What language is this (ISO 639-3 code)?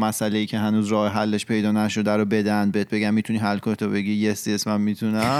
fas